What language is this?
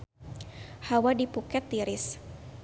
Sundanese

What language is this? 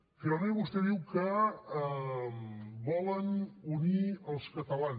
Catalan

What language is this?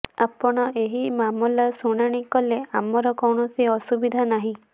Odia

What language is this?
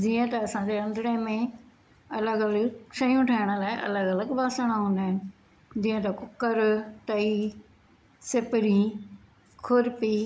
Sindhi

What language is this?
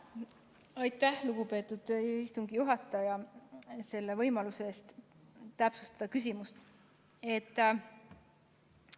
Estonian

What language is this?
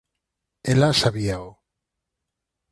Galician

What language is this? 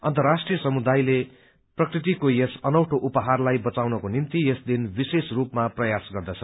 Nepali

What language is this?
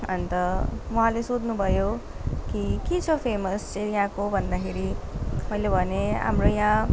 Nepali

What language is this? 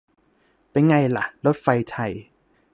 Thai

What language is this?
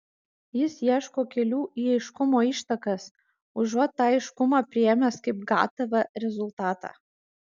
Lithuanian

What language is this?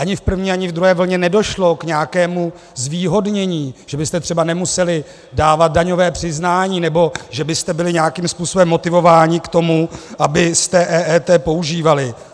Czech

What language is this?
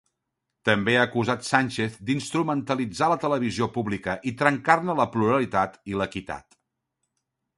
Catalan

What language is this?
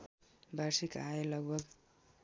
Nepali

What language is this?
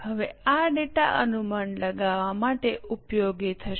Gujarati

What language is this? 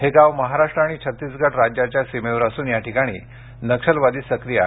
Marathi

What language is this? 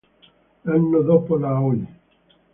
Italian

